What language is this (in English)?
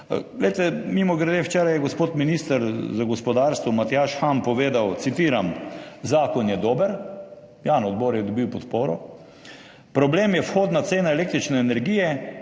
Slovenian